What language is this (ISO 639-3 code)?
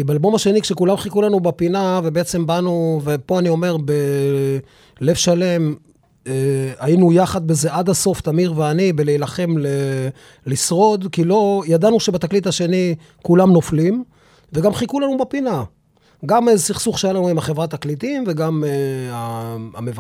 heb